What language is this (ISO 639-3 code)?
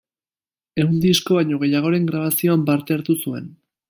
eus